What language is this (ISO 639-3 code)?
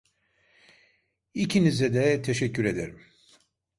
tur